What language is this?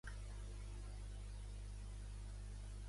Catalan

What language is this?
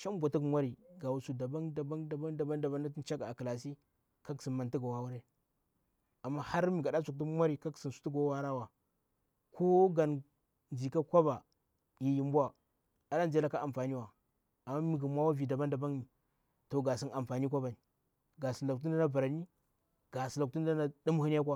Bura-Pabir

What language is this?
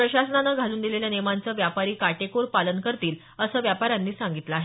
Marathi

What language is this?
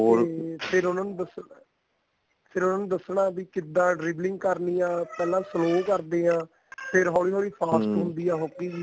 Punjabi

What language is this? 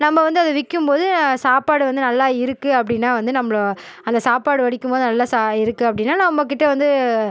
Tamil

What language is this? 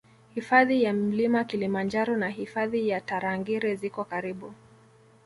Swahili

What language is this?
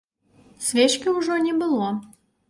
Belarusian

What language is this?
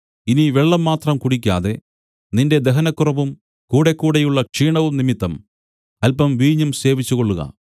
Malayalam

